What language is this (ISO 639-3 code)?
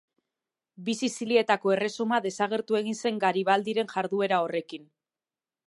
eus